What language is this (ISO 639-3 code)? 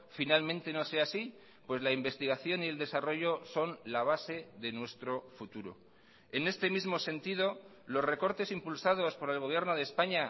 spa